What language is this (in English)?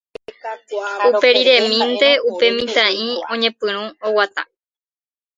Guarani